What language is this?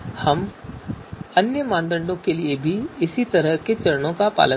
Hindi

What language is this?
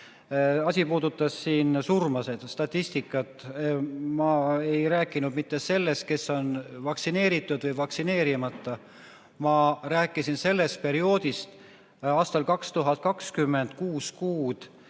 Estonian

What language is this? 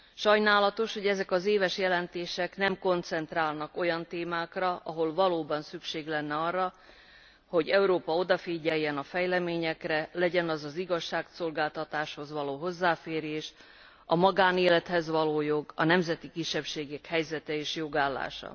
Hungarian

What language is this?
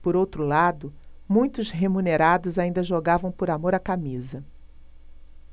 Portuguese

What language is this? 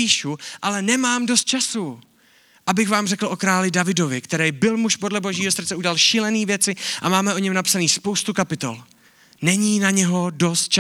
Czech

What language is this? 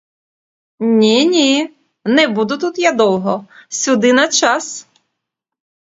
Ukrainian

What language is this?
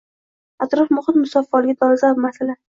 Uzbek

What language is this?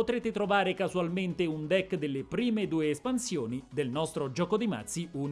Italian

